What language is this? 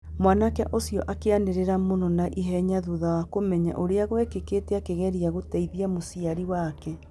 Kikuyu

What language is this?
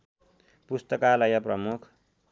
Nepali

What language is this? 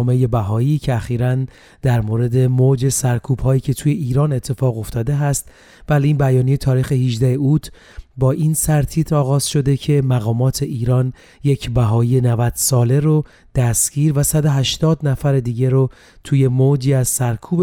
Persian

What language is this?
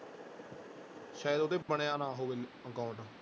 Punjabi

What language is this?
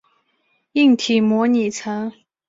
Chinese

